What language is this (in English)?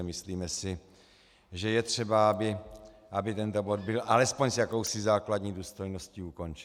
Czech